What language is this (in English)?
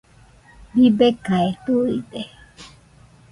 Nüpode Huitoto